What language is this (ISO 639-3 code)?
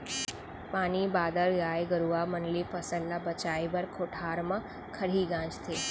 hne